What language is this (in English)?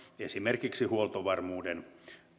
Finnish